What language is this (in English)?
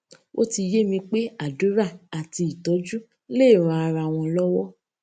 Yoruba